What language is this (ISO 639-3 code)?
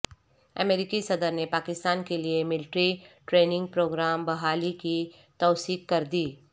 urd